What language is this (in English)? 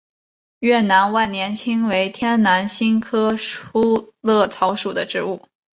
Chinese